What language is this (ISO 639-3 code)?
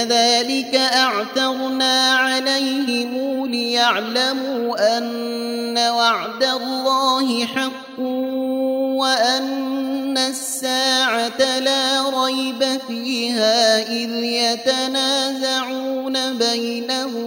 ara